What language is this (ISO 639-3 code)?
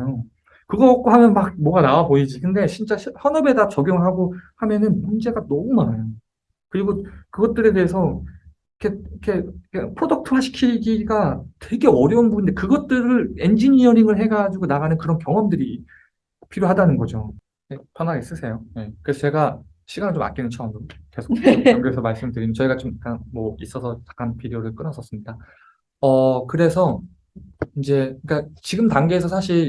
kor